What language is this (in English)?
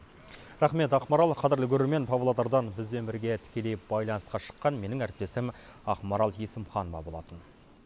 Kazakh